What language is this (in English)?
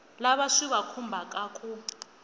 Tsonga